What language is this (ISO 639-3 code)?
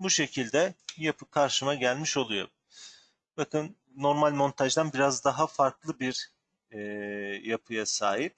tur